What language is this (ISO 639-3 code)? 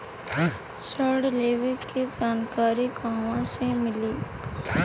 bho